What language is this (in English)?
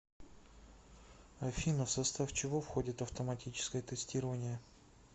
Russian